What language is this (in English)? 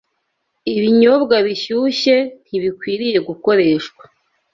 Kinyarwanda